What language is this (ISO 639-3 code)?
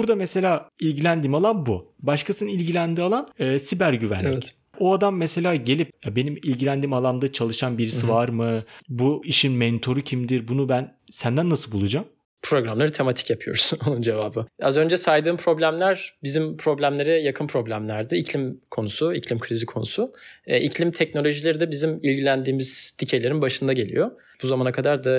tur